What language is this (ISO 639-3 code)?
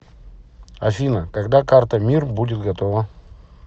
rus